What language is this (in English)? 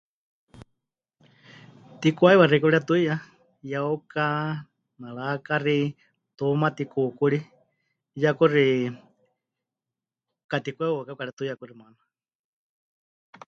Huichol